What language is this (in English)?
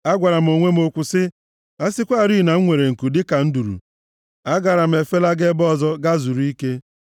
Igbo